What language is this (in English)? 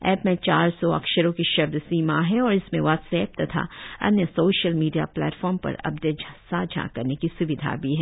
Hindi